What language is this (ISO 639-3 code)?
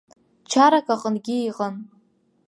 abk